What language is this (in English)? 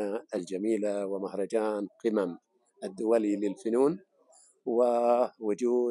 Arabic